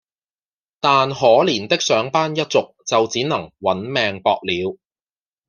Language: Cantonese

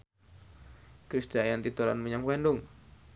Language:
Javanese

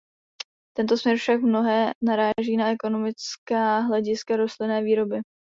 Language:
Czech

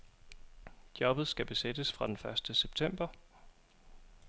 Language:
Danish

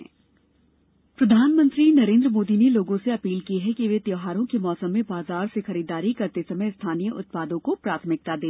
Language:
Hindi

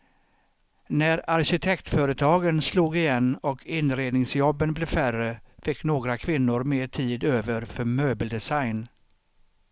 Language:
Swedish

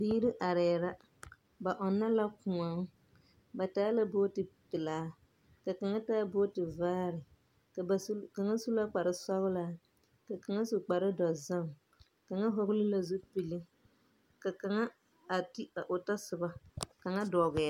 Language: Southern Dagaare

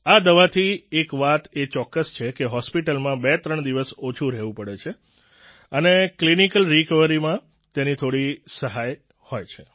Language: Gujarati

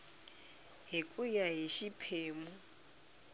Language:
Tsonga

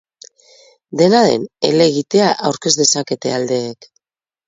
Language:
Basque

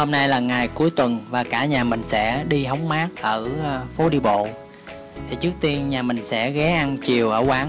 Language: Vietnamese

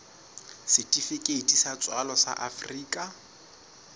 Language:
Southern Sotho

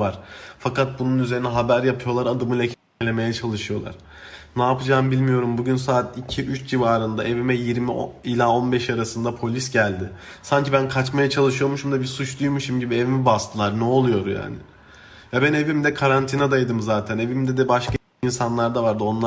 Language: Turkish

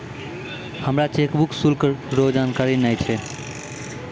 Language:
Maithili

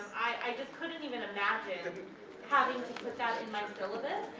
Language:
English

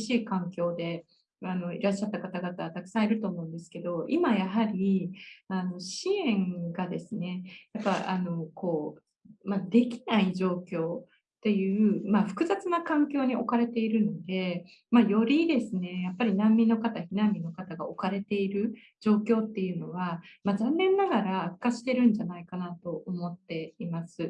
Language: Japanese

